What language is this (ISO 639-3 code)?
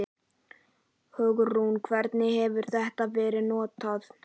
isl